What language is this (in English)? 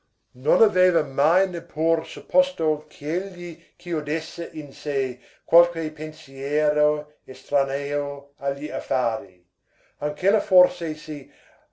Italian